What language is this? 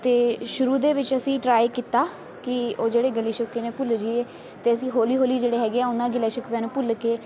Punjabi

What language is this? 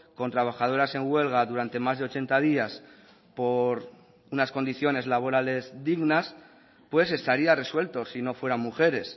Spanish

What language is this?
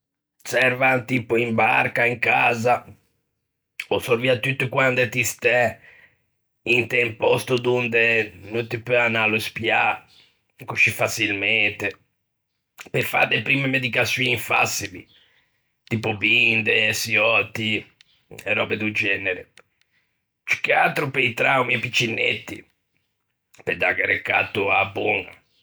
Ligurian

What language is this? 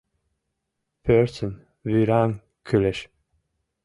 Mari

